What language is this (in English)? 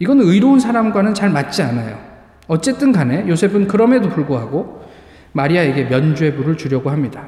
Korean